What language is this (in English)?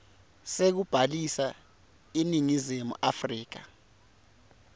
Swati